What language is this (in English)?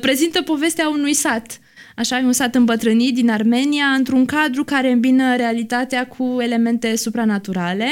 Romanian